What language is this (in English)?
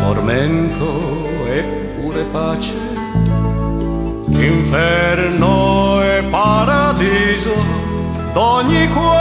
Romanian